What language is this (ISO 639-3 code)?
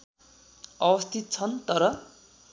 nep